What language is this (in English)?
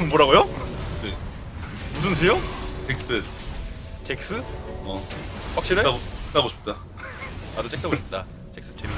Korean